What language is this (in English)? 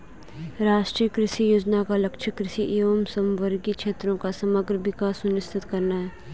Hindi